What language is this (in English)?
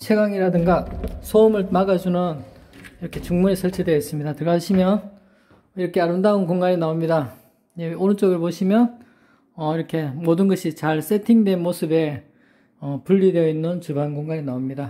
Korean